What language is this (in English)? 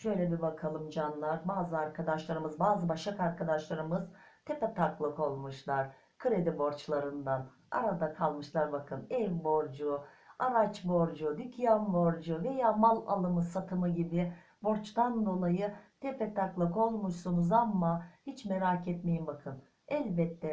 Turkish